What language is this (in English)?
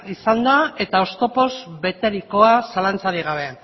Basque